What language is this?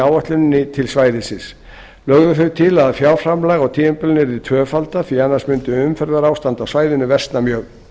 Icelandic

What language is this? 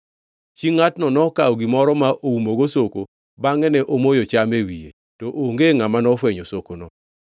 Luo (Kenya and Tanzania)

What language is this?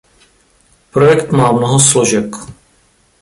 Czech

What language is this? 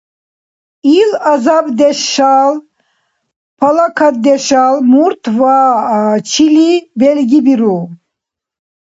Dargwa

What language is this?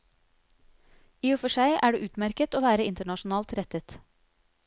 Norwegian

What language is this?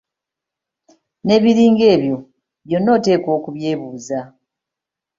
Ganda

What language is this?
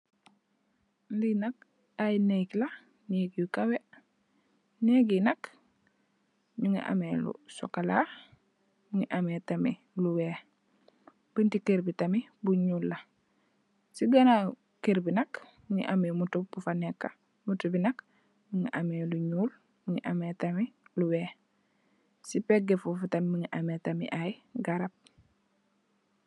Wolof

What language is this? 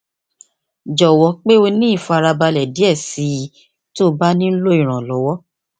Yoruba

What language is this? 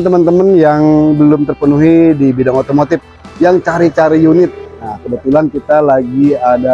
Indonesian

